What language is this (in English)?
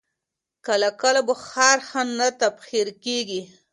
Pashto